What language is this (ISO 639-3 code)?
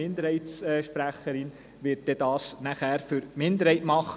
gsw